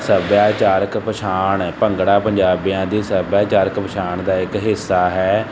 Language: Punjabi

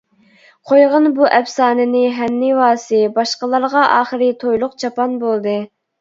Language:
Uyghur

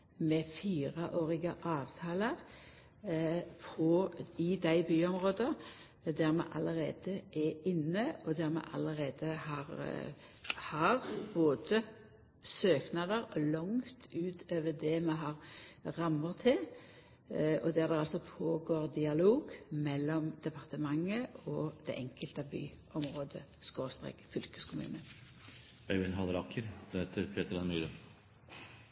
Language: Norwegian Nynorsk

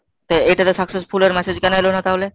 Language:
Bangla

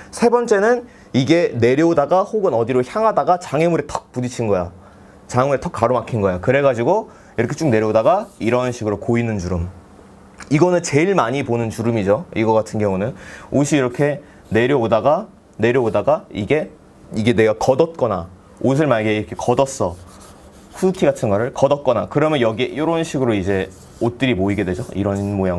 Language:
Korean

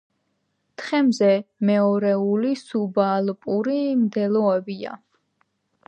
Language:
Georgian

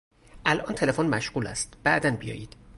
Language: Persian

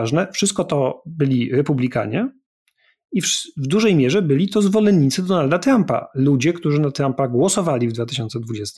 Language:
Polish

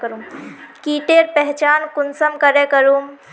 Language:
Magahi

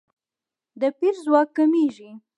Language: Pashto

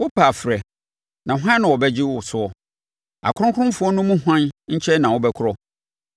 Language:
Akan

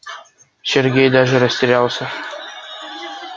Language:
Russian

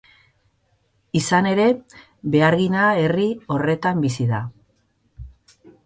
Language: Basque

